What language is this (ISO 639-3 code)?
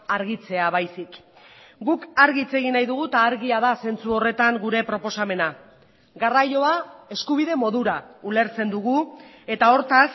eus